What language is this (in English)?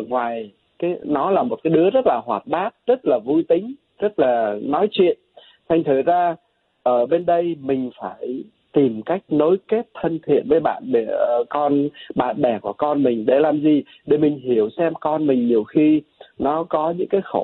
Vietnamese